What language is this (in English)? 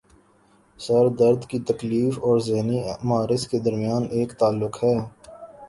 Urdu